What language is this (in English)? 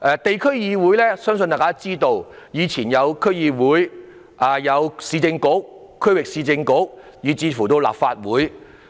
Cantonese